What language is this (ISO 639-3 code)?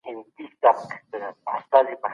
pus